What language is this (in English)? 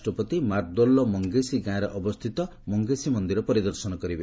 Odia